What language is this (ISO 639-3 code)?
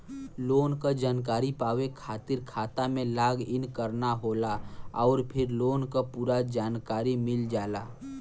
bho